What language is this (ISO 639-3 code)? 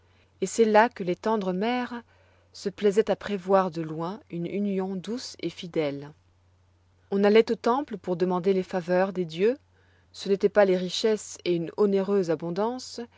fra